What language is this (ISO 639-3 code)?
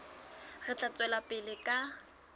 sot